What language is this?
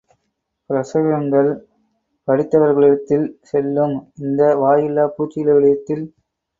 Tamil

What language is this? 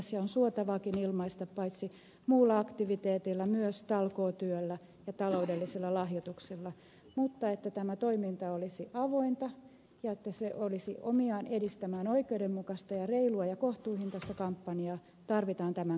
Finnish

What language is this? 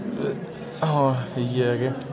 Dogri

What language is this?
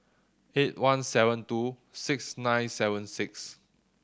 English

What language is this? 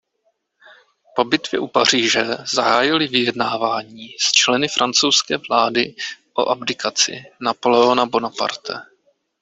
Czech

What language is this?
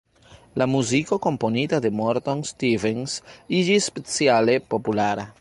Esperanto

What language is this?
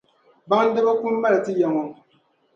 Dagbani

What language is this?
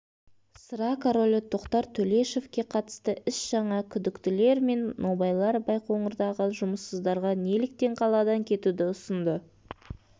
Kazakh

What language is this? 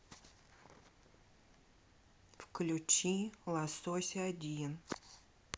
Russian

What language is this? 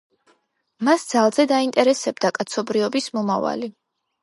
Georgian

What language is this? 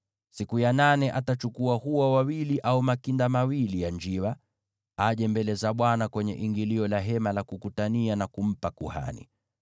Swahili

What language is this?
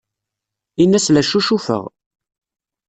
Kabyle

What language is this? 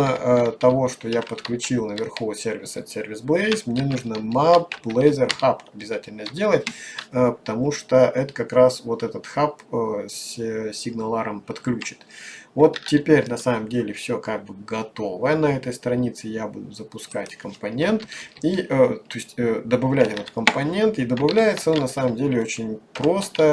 Russian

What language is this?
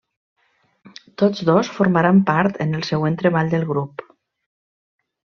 Catalan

